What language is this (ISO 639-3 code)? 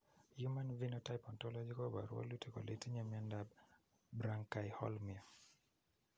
kln